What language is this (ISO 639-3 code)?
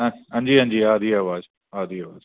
doi